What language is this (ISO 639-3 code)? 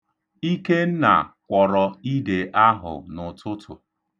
ibo